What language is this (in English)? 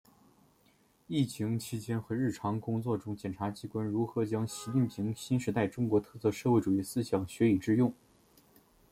Chinese